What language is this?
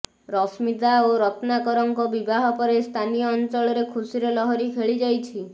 Odia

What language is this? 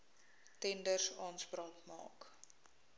Afrikaans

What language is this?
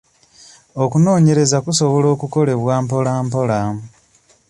Ganda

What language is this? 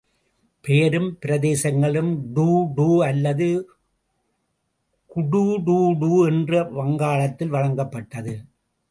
Tamil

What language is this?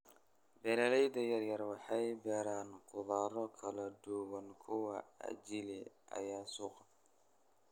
Somali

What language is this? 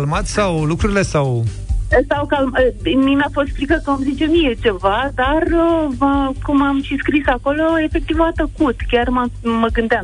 Romanian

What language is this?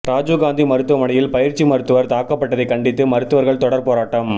Tamil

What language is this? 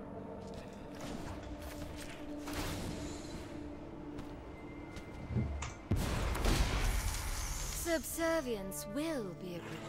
Greek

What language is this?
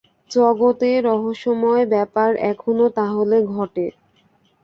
Bangla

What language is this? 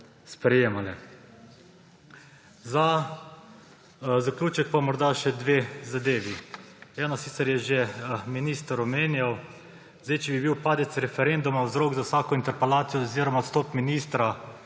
Slovenian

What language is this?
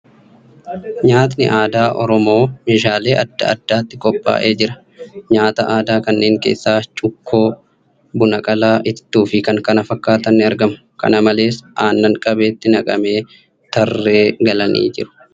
Oromo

